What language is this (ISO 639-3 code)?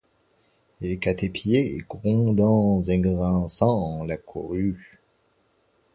fra